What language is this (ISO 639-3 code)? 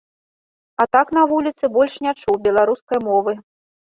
bel